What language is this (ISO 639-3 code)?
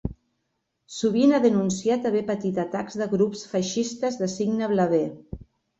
cat